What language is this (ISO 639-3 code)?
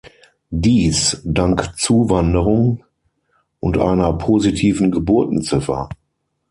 deu